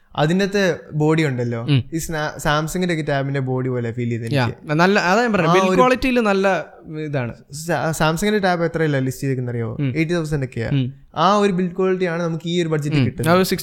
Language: Malayalam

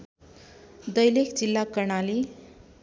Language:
Nepali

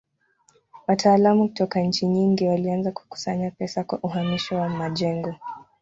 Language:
Swahili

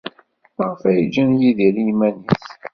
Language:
Kabyle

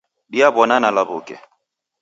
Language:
Taita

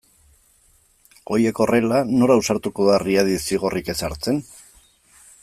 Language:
Basque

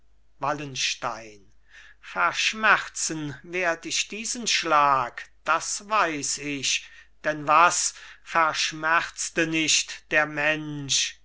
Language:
German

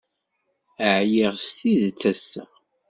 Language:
Kabyle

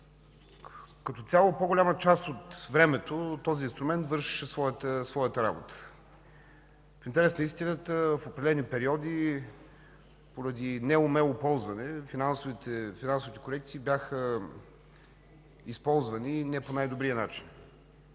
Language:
Bulgarian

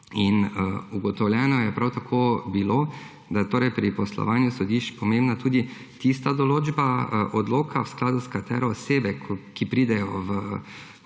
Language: Slovenian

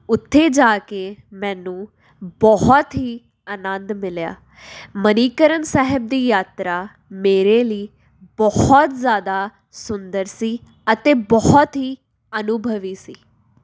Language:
Punjabi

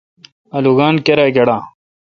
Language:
Kalkoti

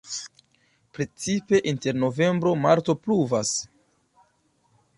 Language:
Esperanto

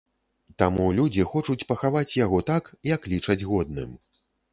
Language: Belarusian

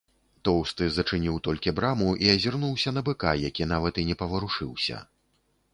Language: Belarusian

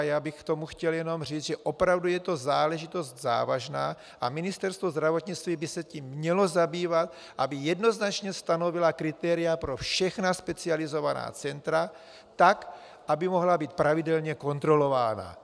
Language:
Czech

